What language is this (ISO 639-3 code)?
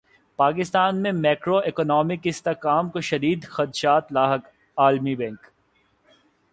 urd